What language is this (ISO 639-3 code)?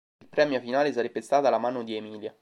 ita